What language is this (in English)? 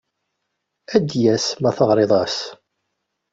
Kabyle